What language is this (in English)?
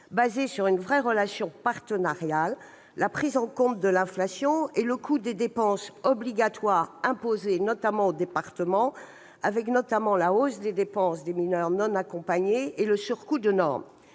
French